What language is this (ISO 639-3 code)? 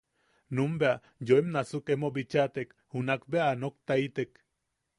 yaq